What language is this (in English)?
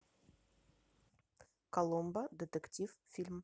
Russian